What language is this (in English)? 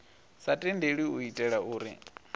Venda